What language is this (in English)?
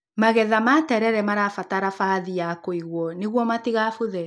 Kikuyu